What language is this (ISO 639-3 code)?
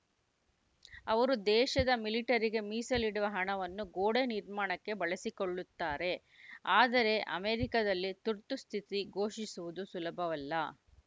kan